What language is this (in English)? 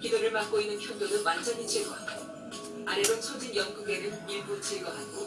Korean